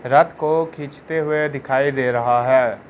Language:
Hindi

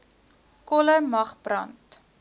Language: Afrikaans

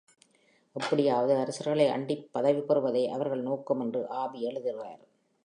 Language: Tamil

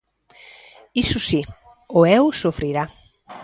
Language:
Galician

